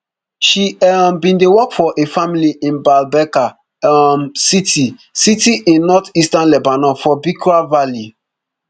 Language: Nigerian Pidgin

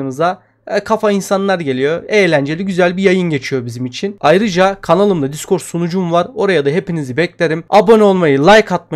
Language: Turkish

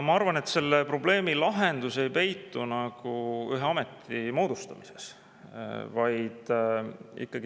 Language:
Estonian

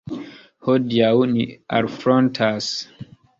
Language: Esperanto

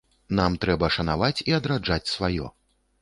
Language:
Belarusian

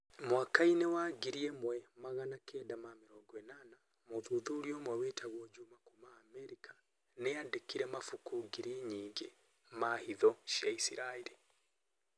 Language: Kikuyu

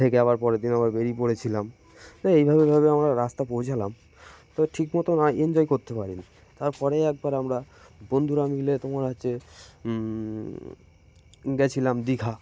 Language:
Bangla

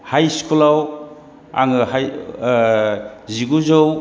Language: Bodo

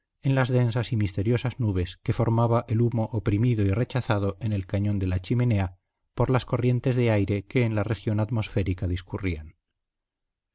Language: Spanish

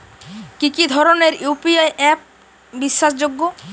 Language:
Bangla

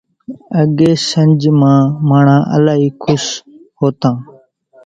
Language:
Kachi Koli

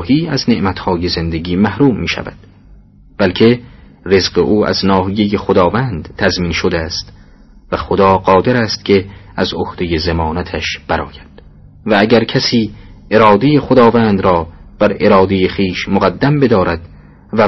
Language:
Persian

